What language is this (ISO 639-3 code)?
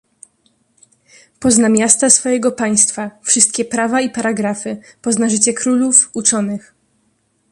pol